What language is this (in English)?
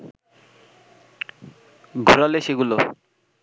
Bangla